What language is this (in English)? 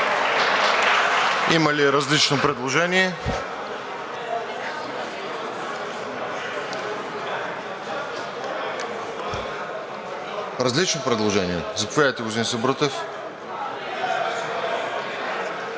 Bulgarian